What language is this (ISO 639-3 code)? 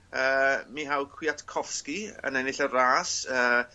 cym